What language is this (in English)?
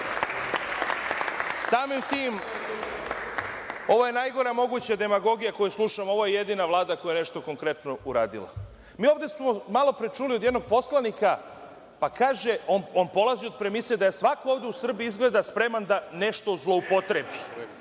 Serbian